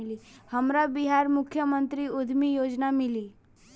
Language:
Bhojpuri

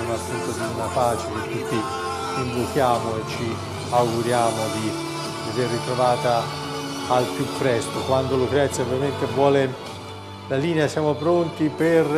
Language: Italian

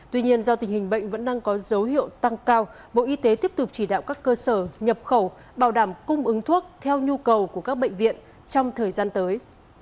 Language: Vietnamese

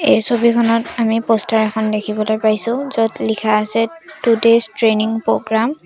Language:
Assamese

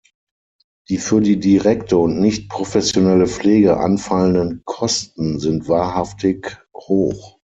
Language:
German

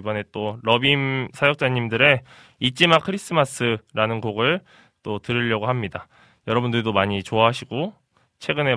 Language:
Korean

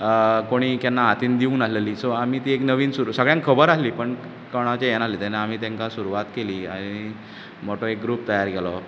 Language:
Konkani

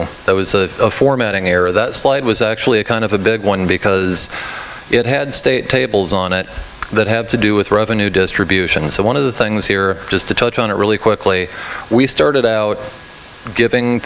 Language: English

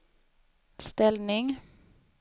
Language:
Swedish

